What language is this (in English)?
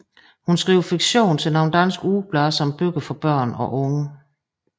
Danish